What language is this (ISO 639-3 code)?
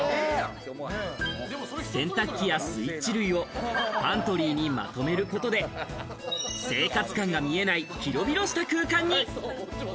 jpn